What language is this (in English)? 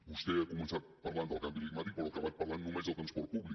Catalan